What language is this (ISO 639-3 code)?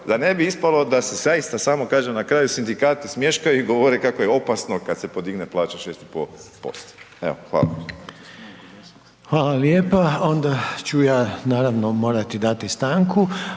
hrv